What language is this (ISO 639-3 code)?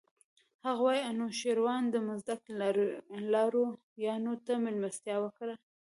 pus